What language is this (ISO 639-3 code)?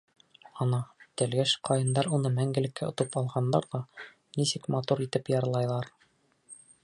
bak